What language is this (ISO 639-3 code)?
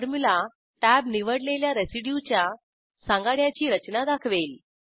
mar